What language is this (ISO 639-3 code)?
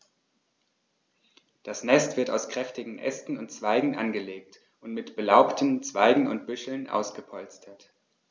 deu